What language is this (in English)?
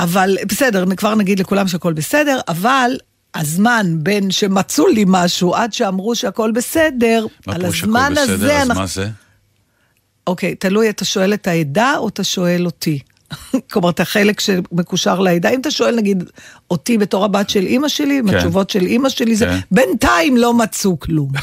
Hebrew